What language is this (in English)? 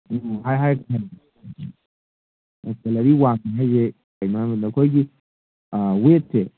Manipuri